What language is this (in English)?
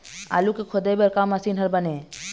Chhattisgarhi